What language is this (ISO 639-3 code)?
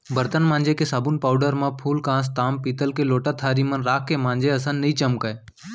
hne